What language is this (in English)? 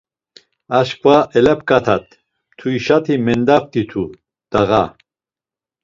Laz